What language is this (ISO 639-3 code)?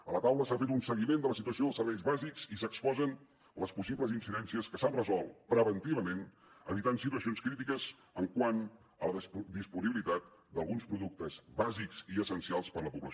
cat